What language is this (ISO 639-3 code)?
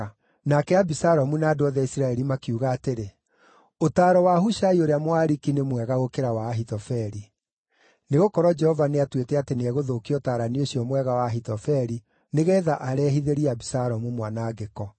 kik